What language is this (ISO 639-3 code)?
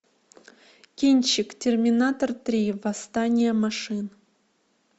rus